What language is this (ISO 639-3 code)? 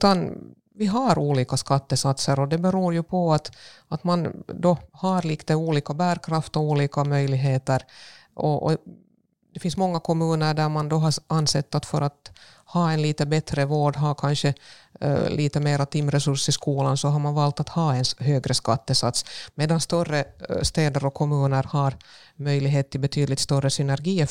swe